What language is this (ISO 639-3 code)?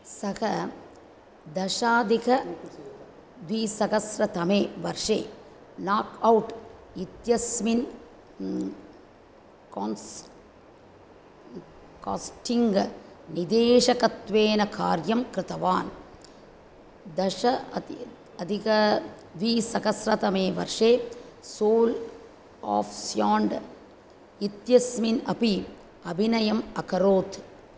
san